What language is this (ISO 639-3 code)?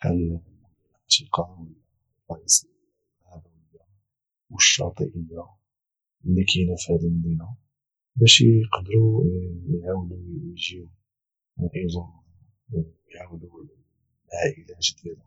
ary